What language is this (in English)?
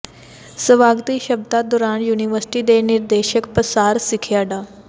Punjabi